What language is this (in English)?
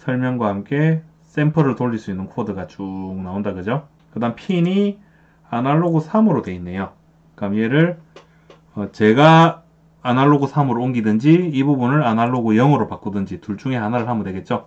Korean